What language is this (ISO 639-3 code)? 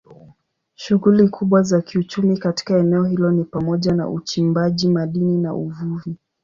swa